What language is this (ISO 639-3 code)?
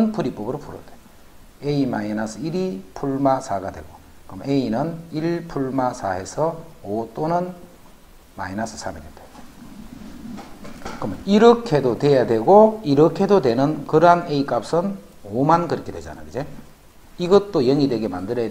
kor